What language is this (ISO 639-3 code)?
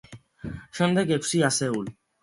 kat